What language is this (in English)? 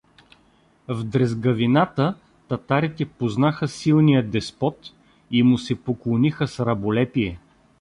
Bulgarian